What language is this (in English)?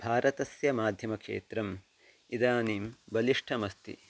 Sanskrit